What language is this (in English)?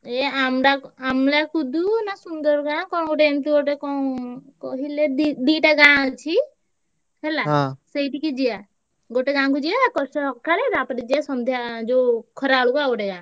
Odia